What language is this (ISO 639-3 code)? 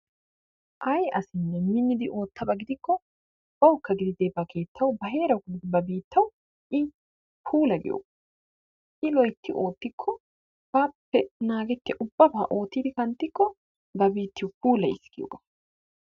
wal